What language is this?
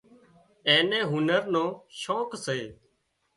Wadiyara Koli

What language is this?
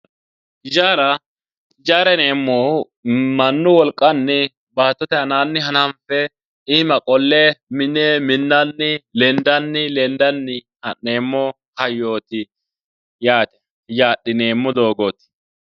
Sidamo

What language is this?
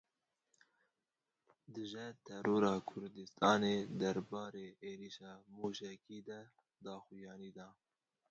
Kurdish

